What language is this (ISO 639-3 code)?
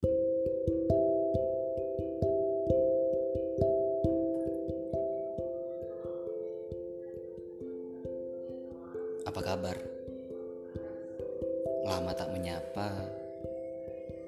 ind